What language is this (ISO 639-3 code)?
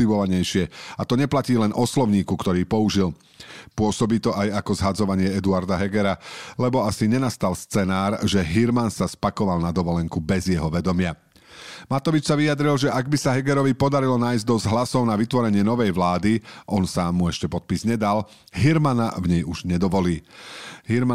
slk